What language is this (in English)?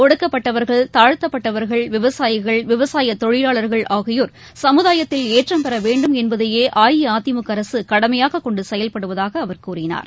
Tamil